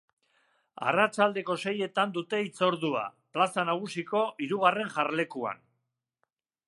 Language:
Basque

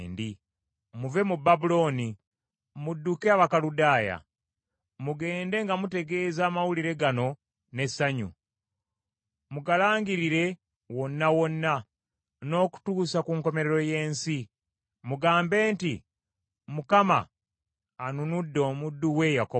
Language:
Ganda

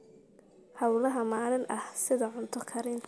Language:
Somali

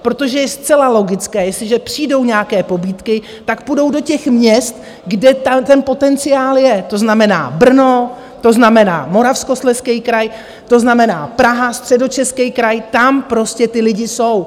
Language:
Czech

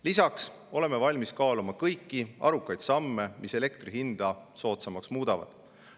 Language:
Estonian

